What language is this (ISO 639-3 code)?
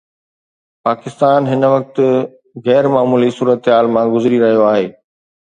snd